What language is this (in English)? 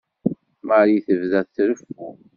Kabyle